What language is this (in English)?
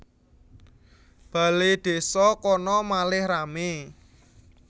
Javanese